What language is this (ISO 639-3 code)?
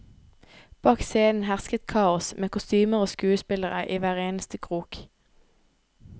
nor